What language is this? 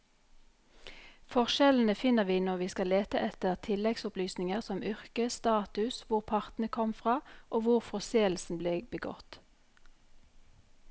Norwegian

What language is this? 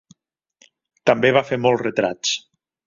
Catalan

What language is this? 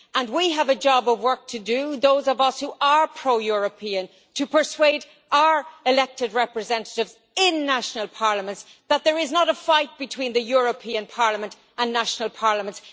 English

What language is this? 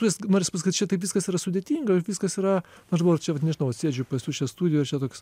Lithuanian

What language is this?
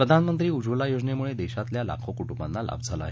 Marathi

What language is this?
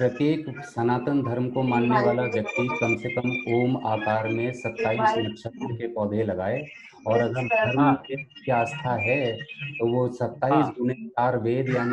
Hindi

